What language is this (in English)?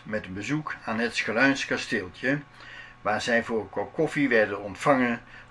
Dutch